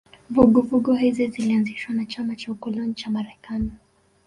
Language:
Swahili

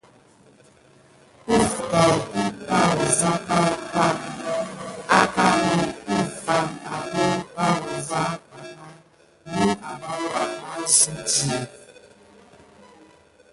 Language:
Gidar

